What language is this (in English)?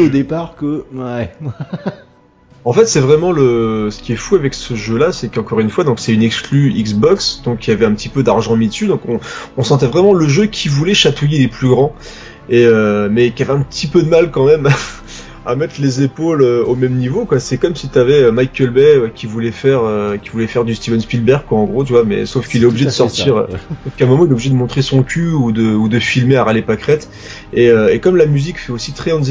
French